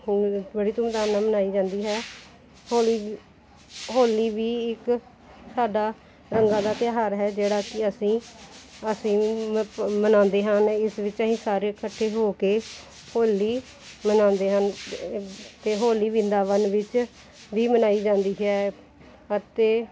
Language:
Punjabi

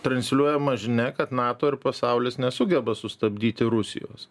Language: Lithuanian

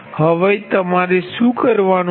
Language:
Gujarati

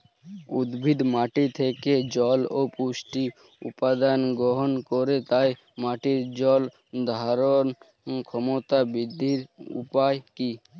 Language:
Bangla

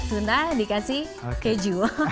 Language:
Indonesian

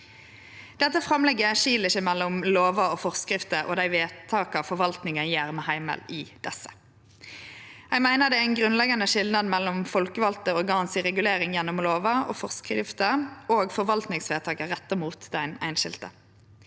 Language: Norwegian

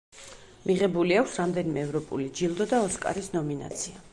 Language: Georgian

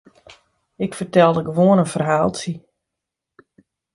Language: Western Frisian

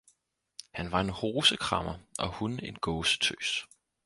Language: Danish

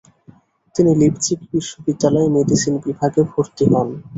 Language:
Bangla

